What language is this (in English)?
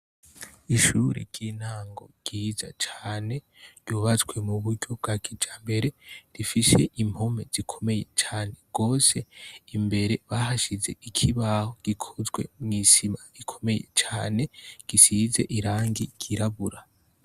Rundi